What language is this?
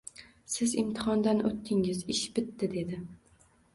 Uzbek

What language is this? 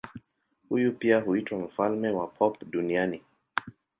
Swahili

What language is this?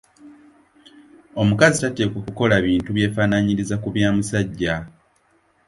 Ganda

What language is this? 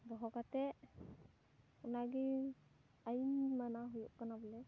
Santali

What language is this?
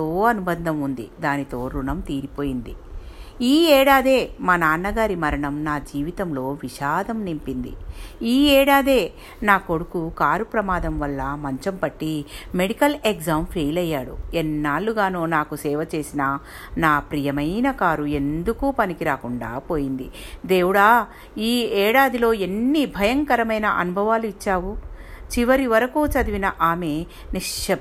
Telugu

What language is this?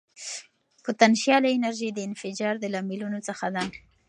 Pashto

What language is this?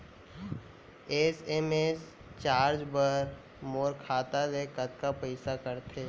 Chhattisgarhi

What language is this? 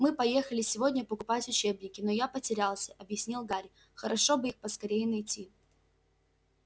Russian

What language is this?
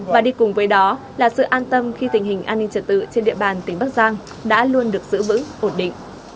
Vietnamese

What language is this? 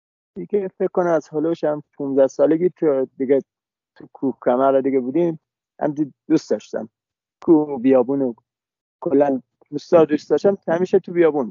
Persian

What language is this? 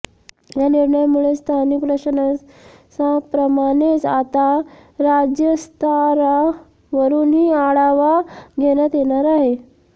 Marathi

